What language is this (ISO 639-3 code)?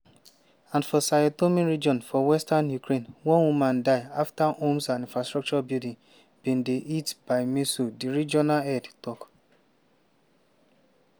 pcm